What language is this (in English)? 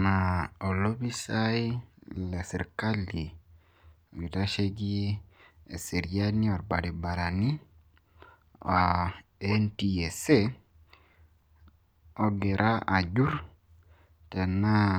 Masai